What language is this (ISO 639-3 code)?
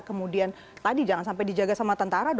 ind